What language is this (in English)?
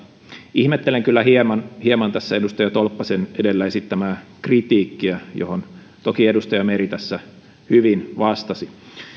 Finnish